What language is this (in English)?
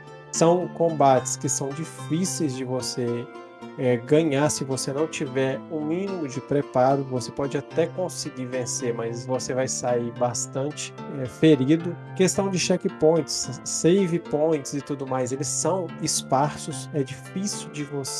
Portuguese